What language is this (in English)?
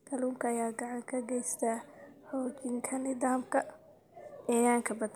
Somali